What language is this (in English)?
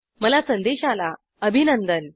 Marathi